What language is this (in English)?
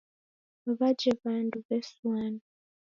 Taita